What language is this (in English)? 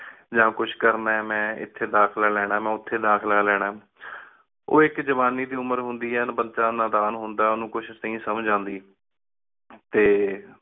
Punjabi